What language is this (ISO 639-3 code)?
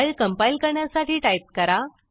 mar